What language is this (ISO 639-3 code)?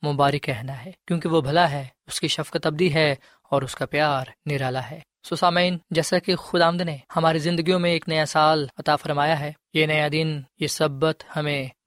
urd